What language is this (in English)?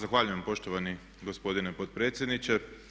Croatian